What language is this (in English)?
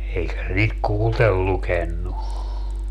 Finnish